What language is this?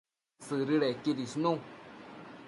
Matsés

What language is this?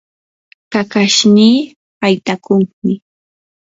Yanahuanca Pasco Quechua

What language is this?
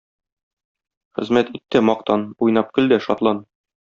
Tatar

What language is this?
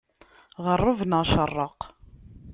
Kabyle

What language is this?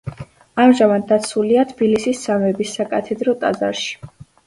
Georgian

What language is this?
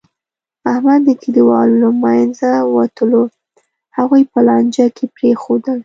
Pashto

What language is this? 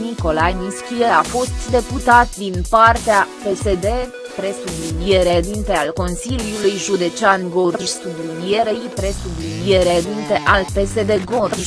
Romanian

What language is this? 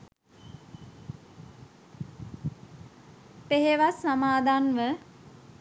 Sinhala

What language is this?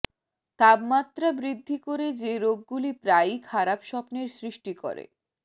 Bangla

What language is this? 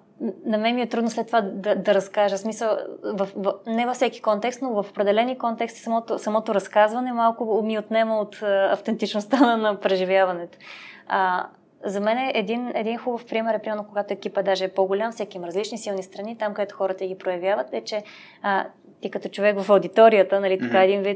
Bulgarian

